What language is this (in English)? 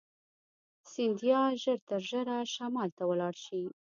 Pashto